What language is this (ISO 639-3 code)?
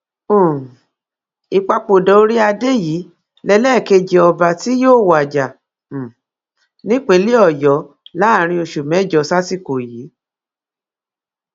yor